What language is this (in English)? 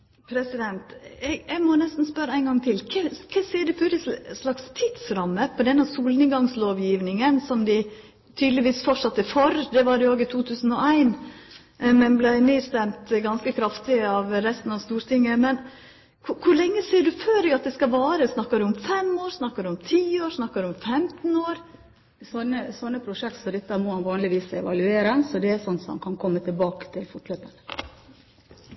Norwegian